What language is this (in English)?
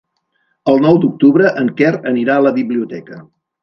Catalan